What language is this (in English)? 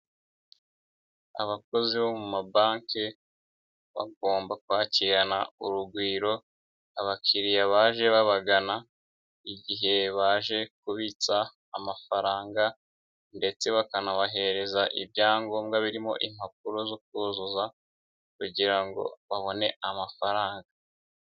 Kinyarwanda